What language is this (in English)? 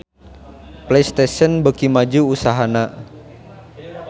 Sundanese